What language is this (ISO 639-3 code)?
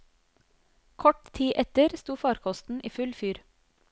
nor